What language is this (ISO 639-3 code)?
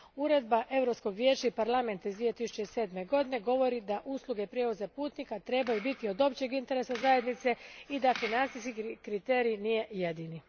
hrv